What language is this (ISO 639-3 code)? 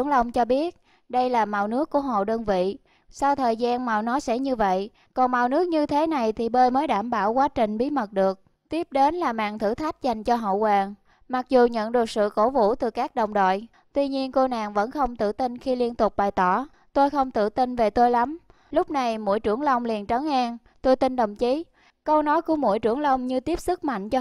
vie